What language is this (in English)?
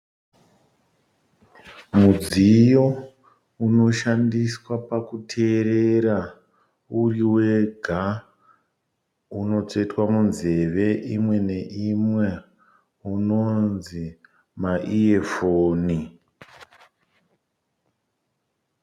Shona